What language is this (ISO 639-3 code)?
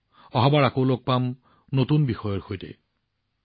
asm